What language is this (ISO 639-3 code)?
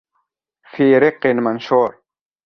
ara